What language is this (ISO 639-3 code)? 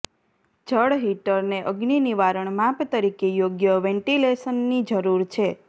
guj